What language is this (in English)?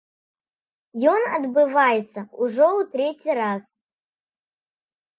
Belarusian